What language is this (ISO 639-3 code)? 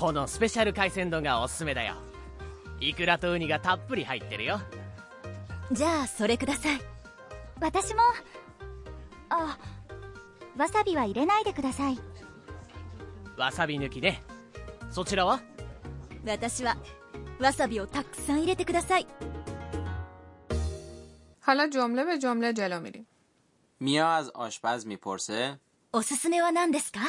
fas